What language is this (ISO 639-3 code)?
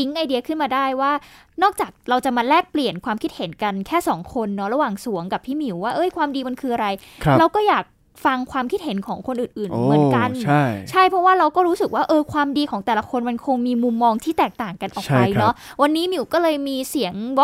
tha